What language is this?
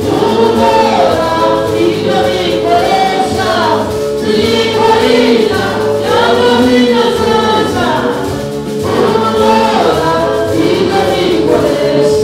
Arabic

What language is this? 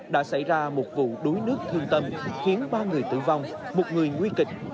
Vietnamese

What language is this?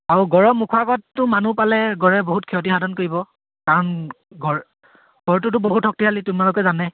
Assamese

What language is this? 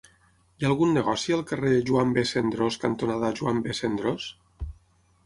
Catalan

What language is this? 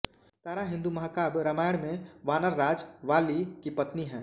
Hindi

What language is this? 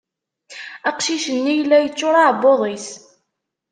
Kabyle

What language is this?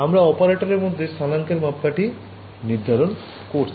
Bangla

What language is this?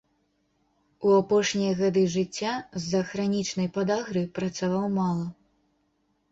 Belarusian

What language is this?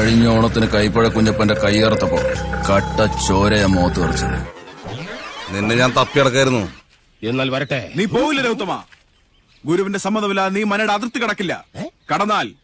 Malayalam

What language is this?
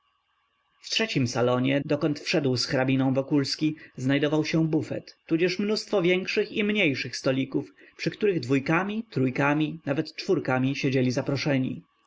Polish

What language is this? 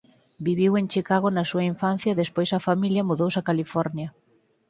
Galician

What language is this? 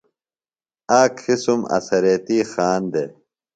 Phalura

